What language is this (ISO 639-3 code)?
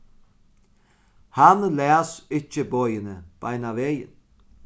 fao